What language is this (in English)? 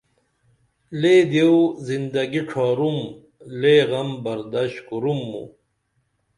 Dameli